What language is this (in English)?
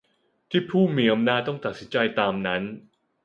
Thai